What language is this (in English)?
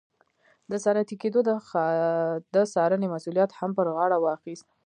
Pashto